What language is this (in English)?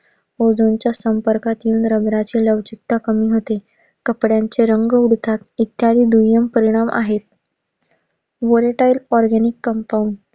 Marathi